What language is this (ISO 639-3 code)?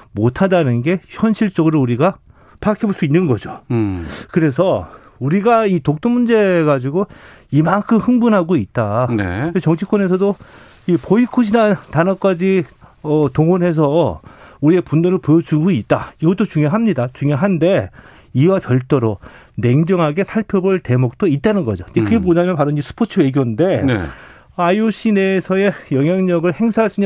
kor